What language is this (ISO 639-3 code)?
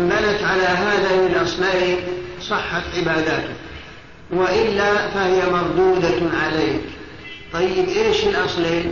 ara